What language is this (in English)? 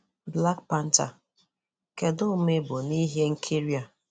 Igbo